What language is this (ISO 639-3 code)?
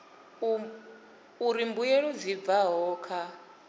ven